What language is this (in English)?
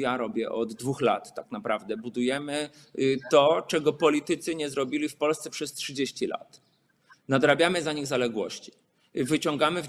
Polish